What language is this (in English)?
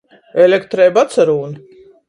Latgalian